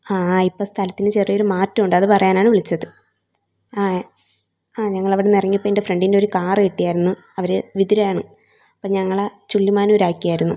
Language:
Malayalam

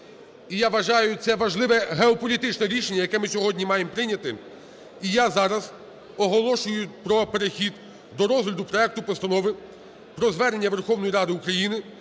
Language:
Ukrainian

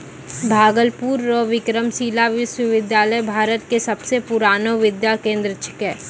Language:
Maithili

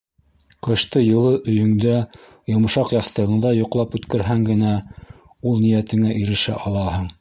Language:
Bashkir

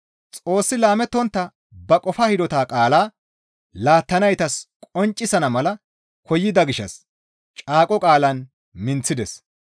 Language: Gamo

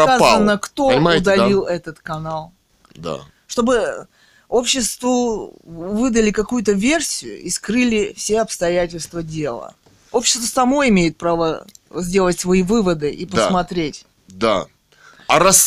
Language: Russian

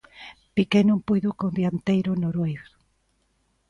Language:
Galician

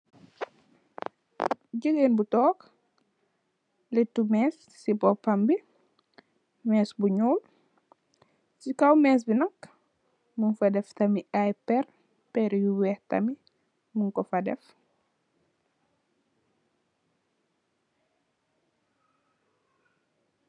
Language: Wolof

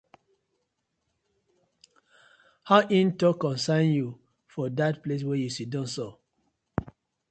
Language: Nigerian Pidgin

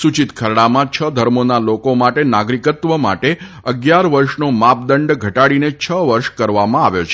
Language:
Gujarati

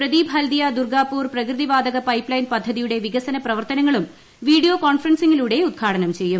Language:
Malayalam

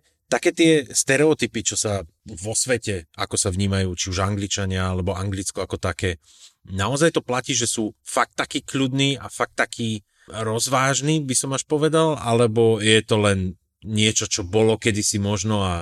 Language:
Slovak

